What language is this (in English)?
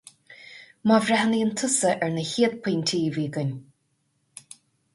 Irish